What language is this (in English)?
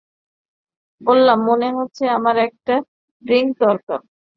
Bangla